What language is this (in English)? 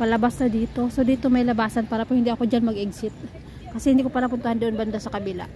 Filipino